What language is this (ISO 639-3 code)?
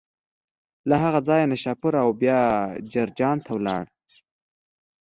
pus